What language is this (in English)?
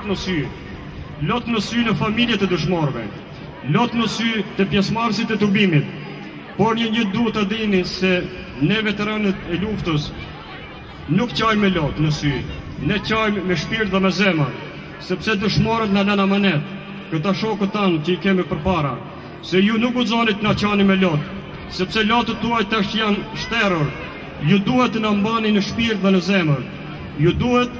Romanian